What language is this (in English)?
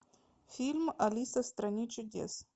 Russian